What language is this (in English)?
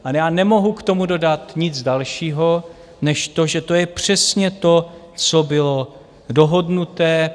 Czech